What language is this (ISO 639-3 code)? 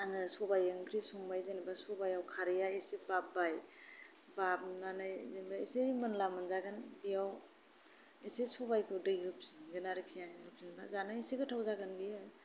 brx